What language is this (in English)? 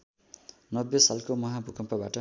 Nepali